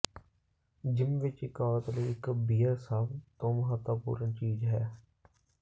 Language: Punjabi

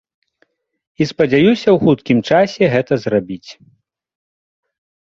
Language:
Belarusian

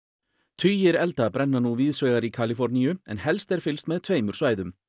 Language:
Icelandic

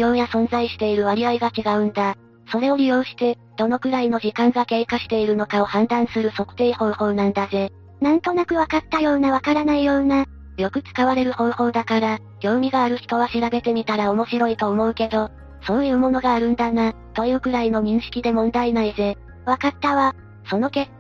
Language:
Japanese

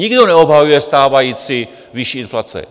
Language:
Czech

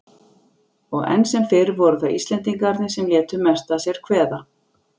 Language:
Icelandic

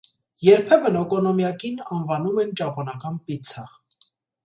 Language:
Armenian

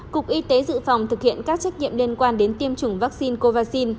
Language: Vietnamese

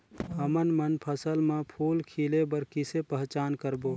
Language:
Chhattisgarhi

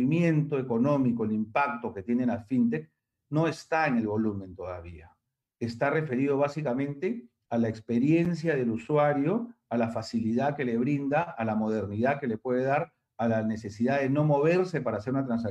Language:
Spanish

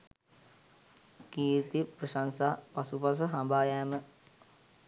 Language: Sinhala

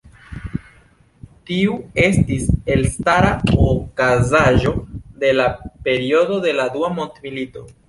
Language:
Esperanto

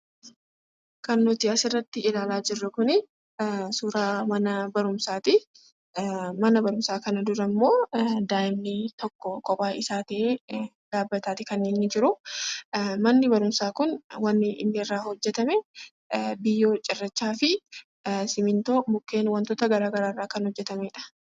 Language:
Oromo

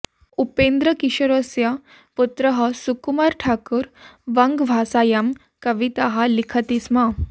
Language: Sanskrit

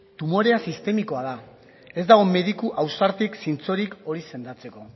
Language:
Basque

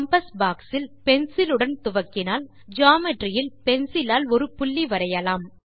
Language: Tamil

